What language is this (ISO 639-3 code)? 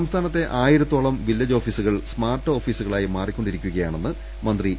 mal